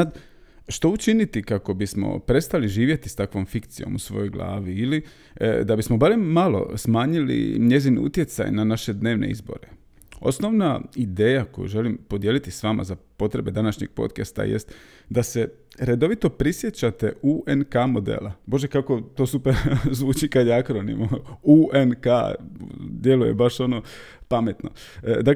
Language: Croatian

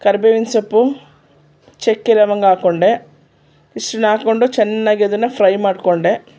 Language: Kannada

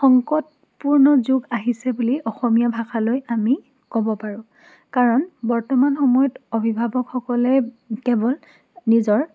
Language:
Assamese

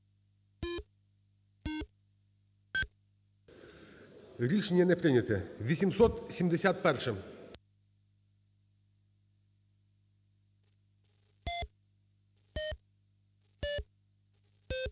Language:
Ukrainian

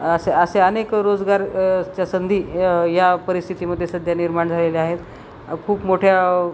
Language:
Marathi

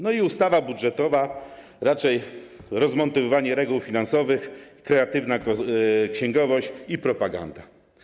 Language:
Polish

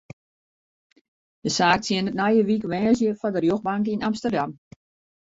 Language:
Western Frisian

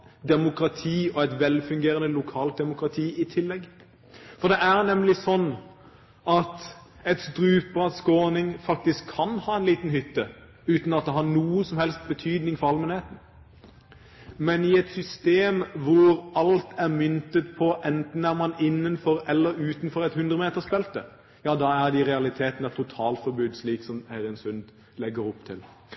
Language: Norwegian Bokmål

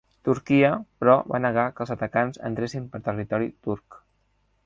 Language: Catalan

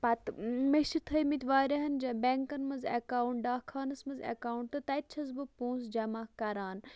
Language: Kashmiri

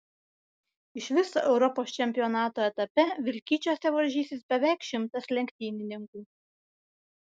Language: Lithuanian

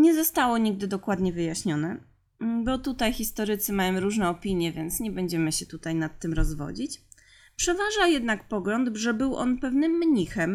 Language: Polish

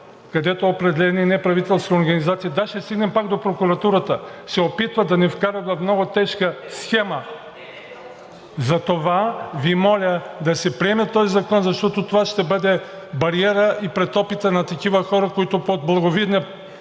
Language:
Bulgarian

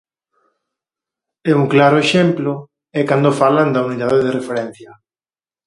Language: Galician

